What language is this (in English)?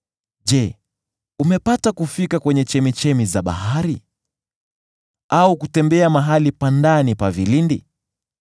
Swahili